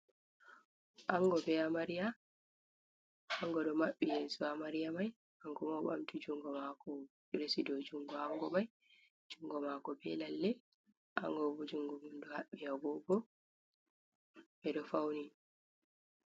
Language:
Fula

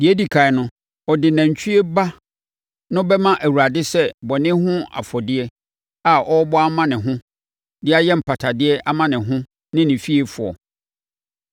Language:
Akan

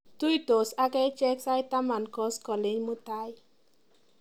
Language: Kalenjin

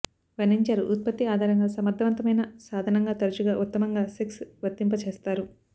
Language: Telugu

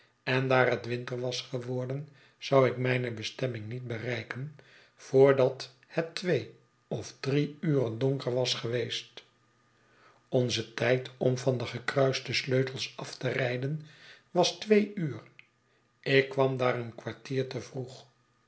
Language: Dutch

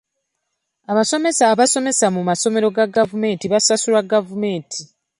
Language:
Ganda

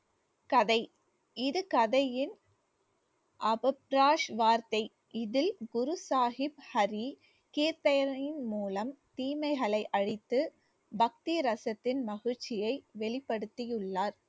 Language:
Tamil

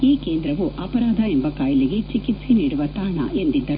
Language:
Kannada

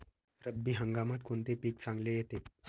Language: Marathi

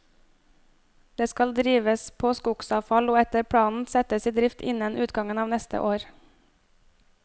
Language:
Norwegian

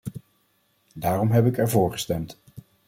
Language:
Dutch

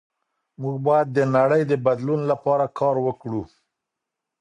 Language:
Pashto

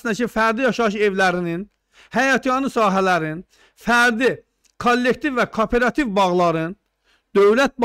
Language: Turkish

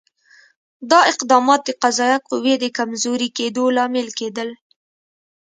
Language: Pashto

